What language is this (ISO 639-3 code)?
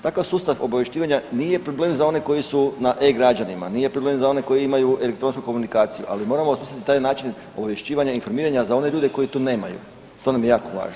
hrv